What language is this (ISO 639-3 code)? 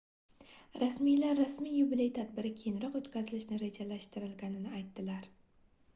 uzb